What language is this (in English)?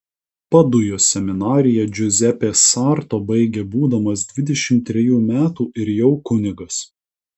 Lithuanian